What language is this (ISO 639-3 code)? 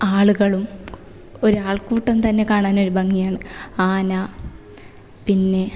mal